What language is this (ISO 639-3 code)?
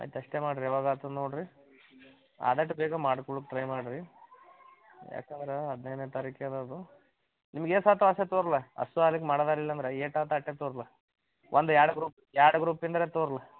kan